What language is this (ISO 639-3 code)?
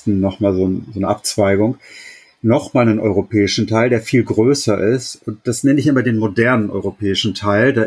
deu